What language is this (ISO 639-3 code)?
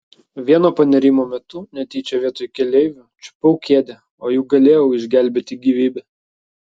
lit